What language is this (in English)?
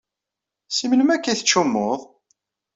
Kabyle